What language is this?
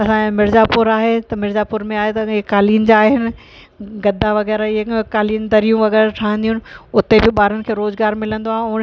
Sindhi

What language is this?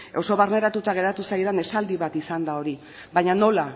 Basque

